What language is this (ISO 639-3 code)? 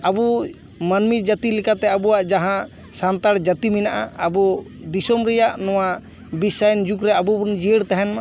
sat